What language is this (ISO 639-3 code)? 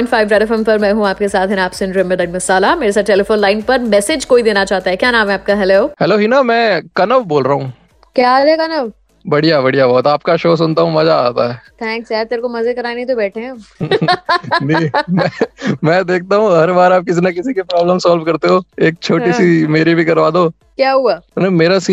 hin